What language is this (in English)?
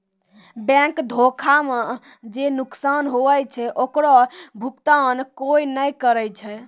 Maithili